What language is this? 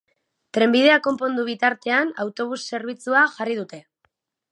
Basque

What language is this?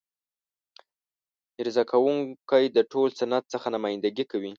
Pashto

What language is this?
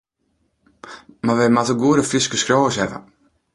Western Frisian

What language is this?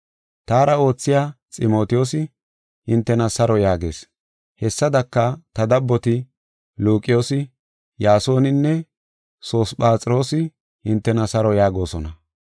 Gofa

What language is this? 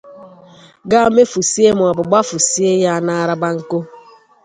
Igbo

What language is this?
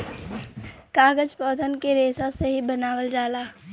Bhojpuri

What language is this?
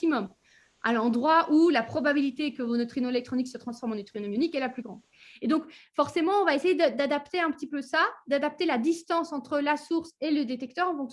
French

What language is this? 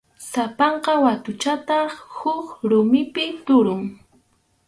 Arequipa-La Unión Quechua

